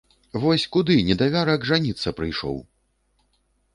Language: Belarusian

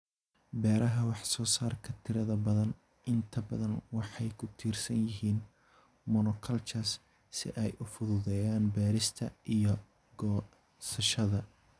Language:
Somali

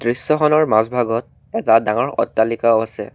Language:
Assamese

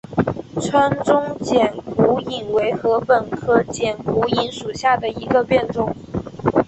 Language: Chinese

